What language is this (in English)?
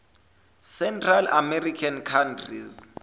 Zulu